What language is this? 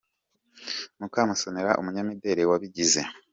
Kinyarwanda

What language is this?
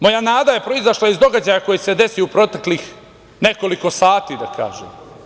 Serbian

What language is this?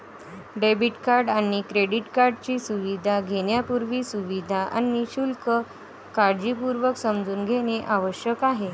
Marathi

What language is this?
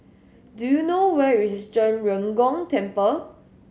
English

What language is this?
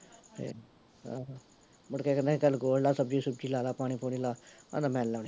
Punjabi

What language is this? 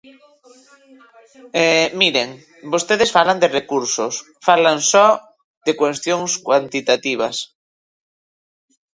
Galician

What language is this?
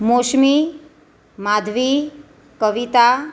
Gujarati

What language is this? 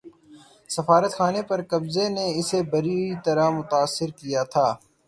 Urdu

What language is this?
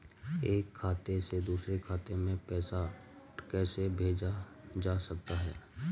Hindi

